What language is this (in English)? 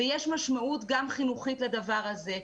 Hebrew